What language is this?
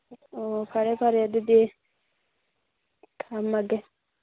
Manipuri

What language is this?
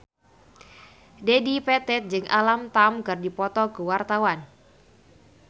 Sundanese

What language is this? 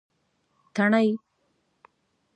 Pashto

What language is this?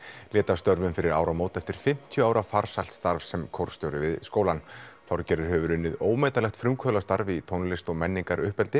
Icelandic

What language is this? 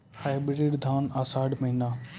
Maithili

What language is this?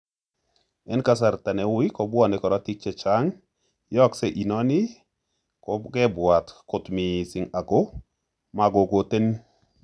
Kalenjin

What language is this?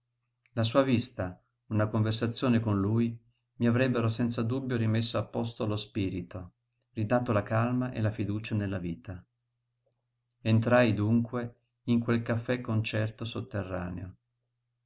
Italian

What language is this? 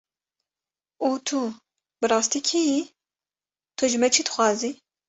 Kurdish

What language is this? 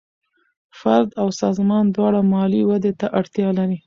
Pashto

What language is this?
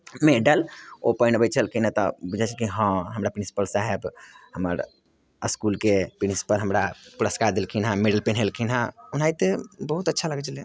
Maithili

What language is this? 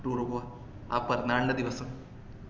Malayalam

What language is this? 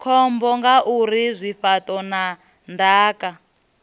Venda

